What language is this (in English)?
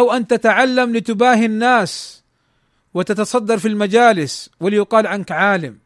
Arabic